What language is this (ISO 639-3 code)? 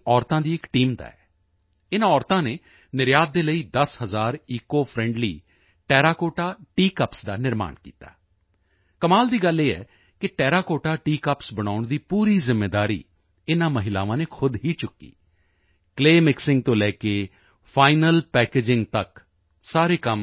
pan